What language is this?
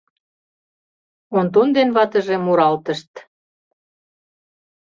Mari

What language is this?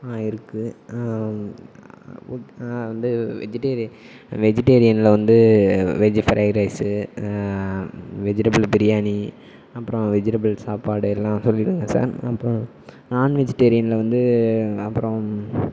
Tamil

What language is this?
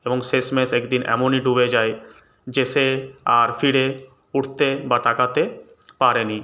Bangla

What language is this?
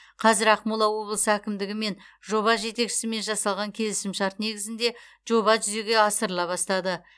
Kazakh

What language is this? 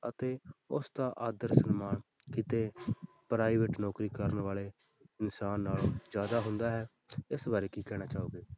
Punjabi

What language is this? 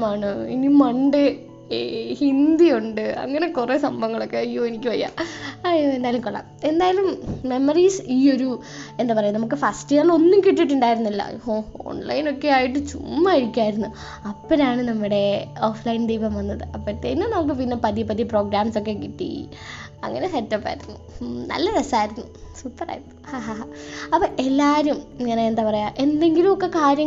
Malayalam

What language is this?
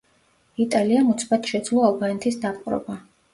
Georgian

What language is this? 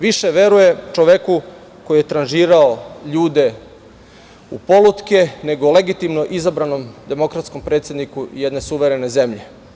Serbian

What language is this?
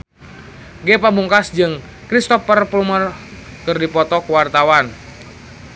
Sundanese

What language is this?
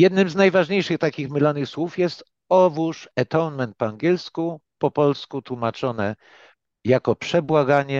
Polish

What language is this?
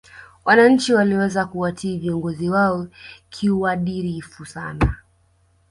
Swahili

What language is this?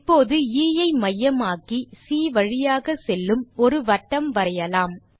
Tamil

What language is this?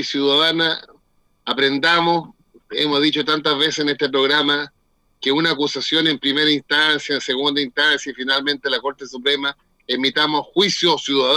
Spanish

